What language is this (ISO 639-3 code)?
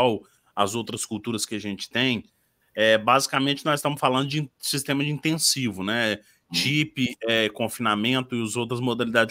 por